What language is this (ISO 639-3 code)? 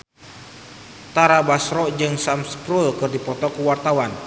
sun